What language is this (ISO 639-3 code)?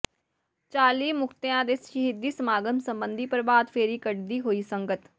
pan